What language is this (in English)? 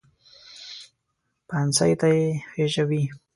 Pashto